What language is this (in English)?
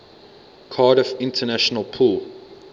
English